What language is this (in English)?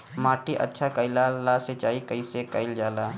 Bhojpuri